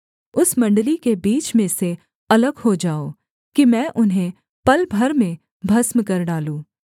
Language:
Hindi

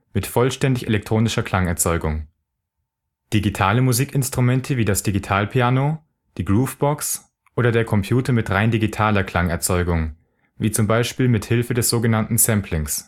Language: German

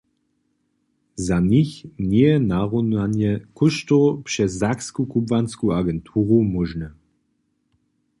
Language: Upper Sorbian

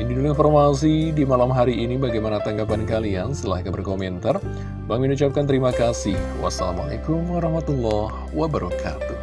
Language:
Indonesian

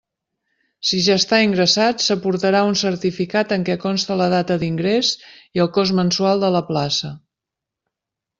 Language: Catalan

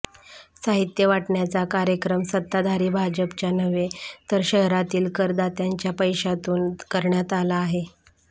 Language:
Marathi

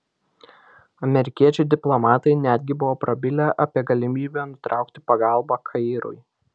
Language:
Lithuanian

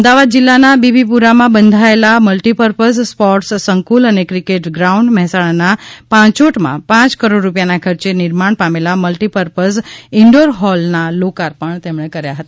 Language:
Gujarati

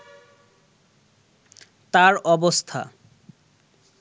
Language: Bangla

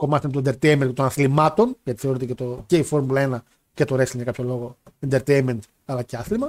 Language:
Greek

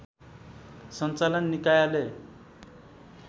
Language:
Nepali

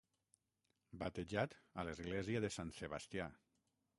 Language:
Catalan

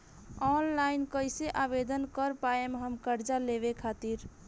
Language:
Bhojpuri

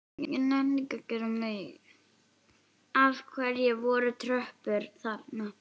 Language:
Icelandic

